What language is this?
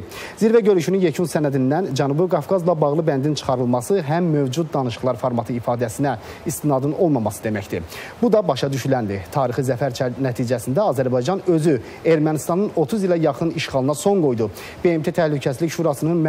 Turkish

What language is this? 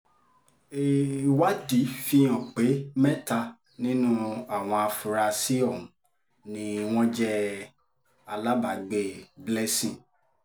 Yoruba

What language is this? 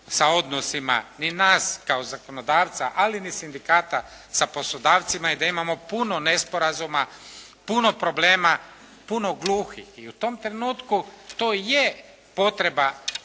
Croatian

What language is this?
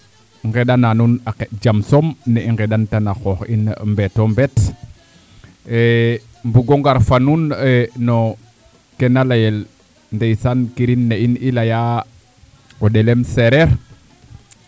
Serer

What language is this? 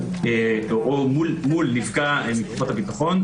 Hebrew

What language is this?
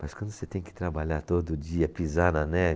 Portuguese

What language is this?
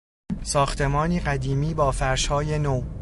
Persian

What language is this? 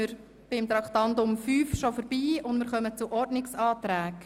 Swiss German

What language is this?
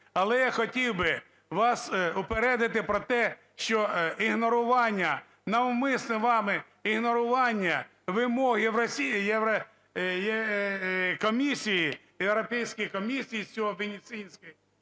Ukrainian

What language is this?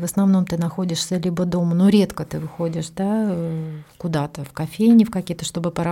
Russian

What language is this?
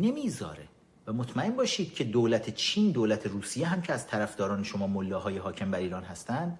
Persian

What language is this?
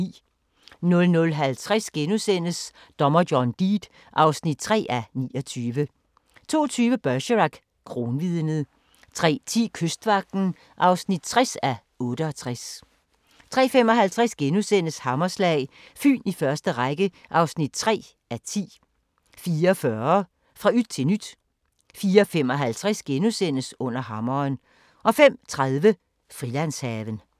Danish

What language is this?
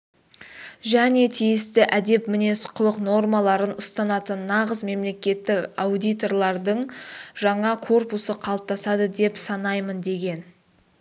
Kazakh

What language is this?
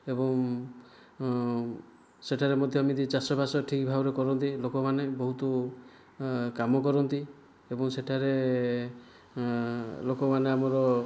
Odia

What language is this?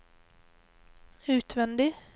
Norwegian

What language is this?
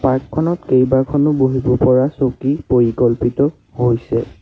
Assamese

